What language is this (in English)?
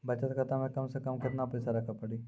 Maithili